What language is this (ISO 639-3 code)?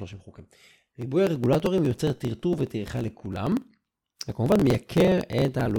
heb